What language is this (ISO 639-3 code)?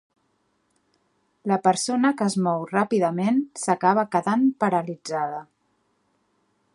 cat